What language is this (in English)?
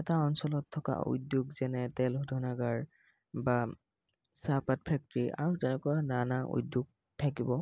Assamese